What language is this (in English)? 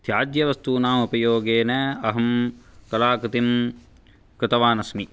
Sanskrit